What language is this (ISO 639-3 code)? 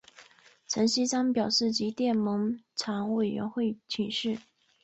zho